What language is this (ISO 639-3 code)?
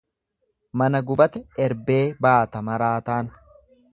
orm